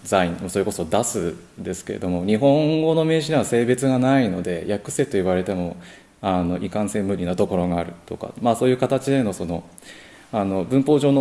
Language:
Japanese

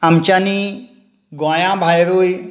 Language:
Konkani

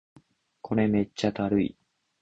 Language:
Japanese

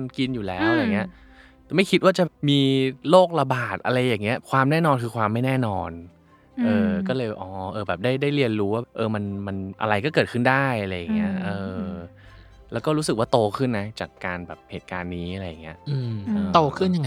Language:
Thai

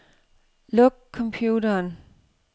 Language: Danish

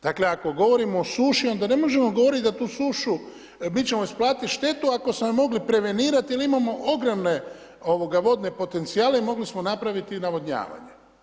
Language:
Croatian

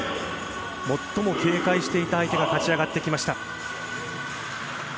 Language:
Japanese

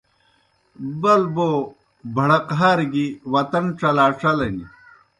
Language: Kohistani Shina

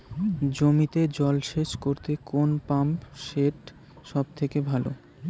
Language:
Bangla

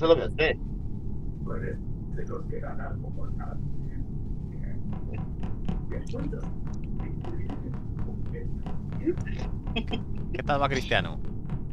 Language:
Spanish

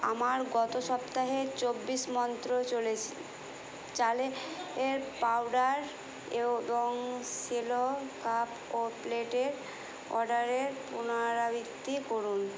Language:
Bangla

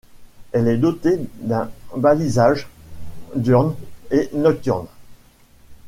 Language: French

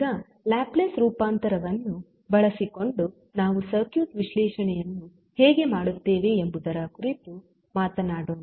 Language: Kannada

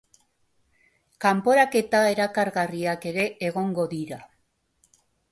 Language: Basque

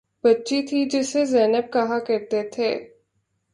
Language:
Urdu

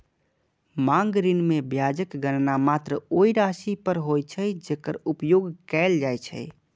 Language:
Maithili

